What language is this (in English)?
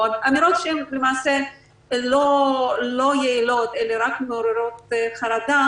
Hebrew